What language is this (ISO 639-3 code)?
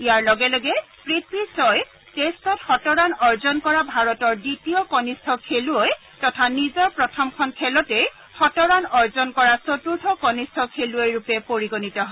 asm